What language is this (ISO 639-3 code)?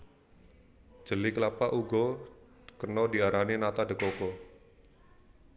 jav